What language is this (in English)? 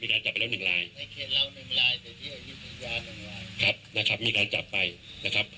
Thai